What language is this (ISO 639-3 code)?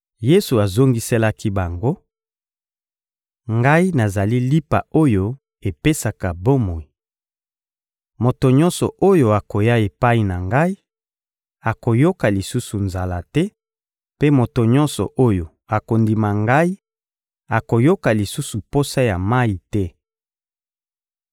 lin